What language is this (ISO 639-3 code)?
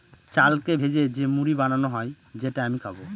ben